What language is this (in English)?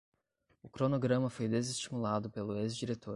Portuguese